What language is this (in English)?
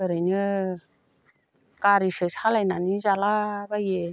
Bodo